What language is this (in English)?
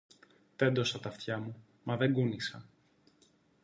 Greek